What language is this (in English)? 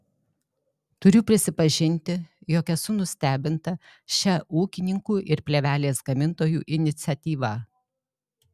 Lithuanian